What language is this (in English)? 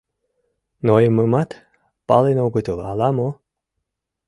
Mari